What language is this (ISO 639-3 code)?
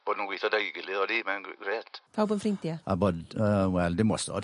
cym